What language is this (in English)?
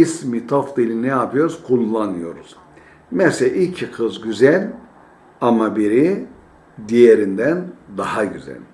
Turkish